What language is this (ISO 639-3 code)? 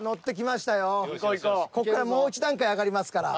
jpn